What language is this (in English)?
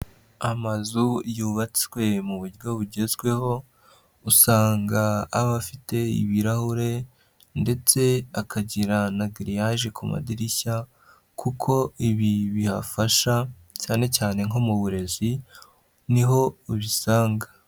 Kinyarwanda